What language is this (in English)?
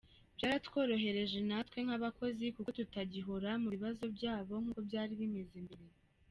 Kinyarwanda